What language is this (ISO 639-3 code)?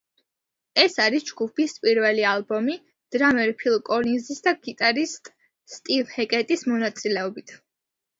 kat